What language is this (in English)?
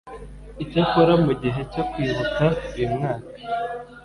Kinyarwanda